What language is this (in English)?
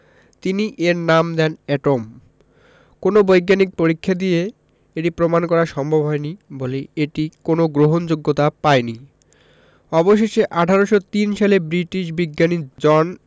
Bangla